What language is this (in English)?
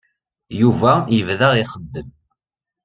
Kabyle